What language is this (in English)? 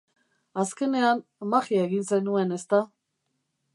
Basque